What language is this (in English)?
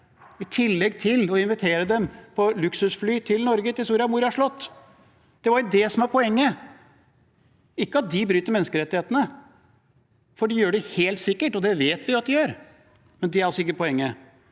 Norwegian